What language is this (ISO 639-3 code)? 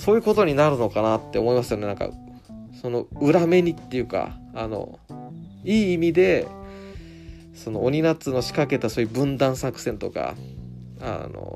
jpn